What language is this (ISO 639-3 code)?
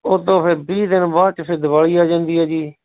pan